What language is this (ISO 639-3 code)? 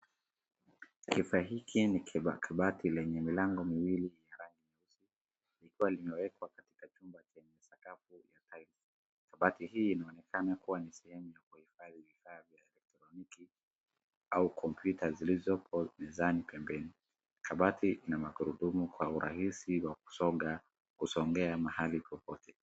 swa